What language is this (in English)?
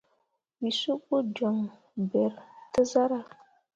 Mundang